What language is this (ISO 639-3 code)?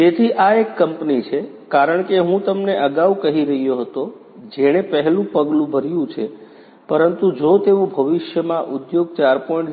guj